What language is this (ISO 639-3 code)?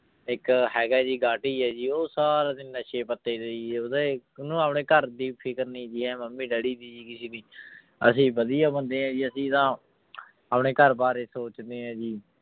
pan